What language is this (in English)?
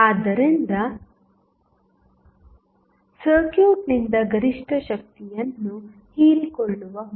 Kannada